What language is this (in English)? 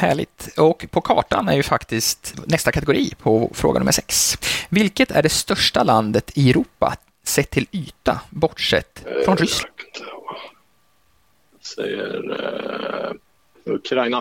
Swedish